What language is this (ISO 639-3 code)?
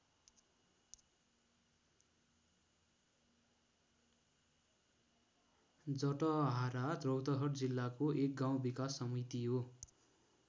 nep